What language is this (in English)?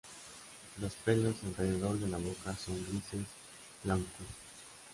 Spanish